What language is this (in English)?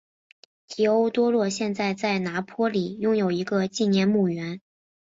Chinese